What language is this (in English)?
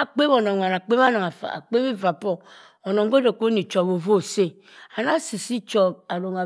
Cross River Mbembe